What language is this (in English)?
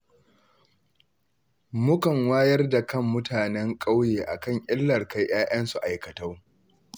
Hausa